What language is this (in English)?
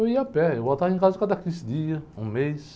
Portuguese